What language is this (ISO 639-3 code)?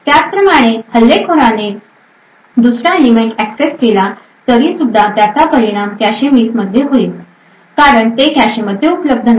mar